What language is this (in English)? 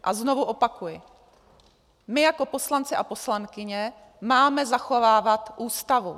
Czech